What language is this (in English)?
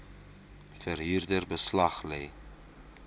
Afrikaans